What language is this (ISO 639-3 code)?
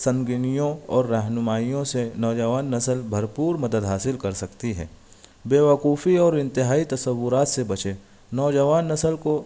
urd